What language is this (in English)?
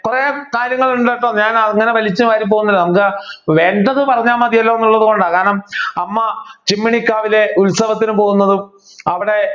Malayalam